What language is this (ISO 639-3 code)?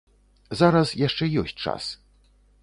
bel